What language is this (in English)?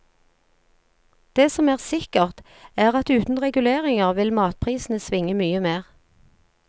Norwegian